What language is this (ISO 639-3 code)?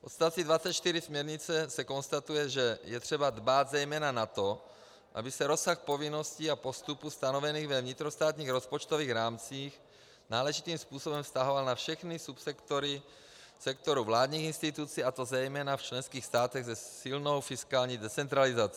ces